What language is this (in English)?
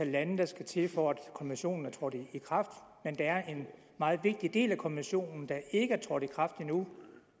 Danish